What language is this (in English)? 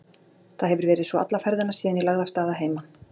Icelandic